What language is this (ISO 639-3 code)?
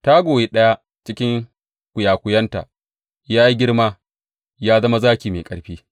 hau